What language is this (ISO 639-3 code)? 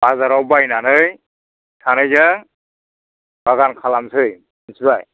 brx